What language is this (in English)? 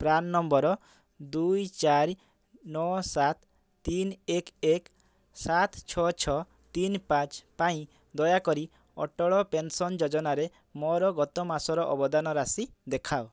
Odia